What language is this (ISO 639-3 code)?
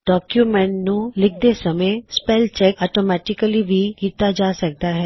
pan